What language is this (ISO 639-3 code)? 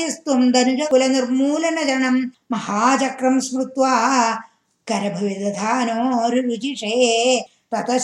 tam